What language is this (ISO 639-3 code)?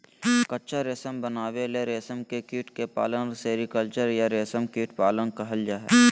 mag